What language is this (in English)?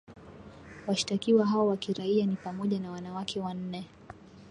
Swahili